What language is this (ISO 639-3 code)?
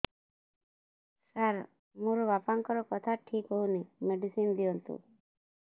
ori